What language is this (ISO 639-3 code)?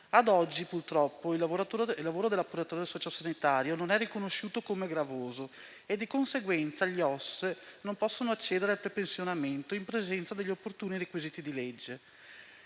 ita